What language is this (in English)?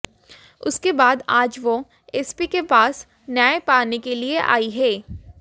Hindi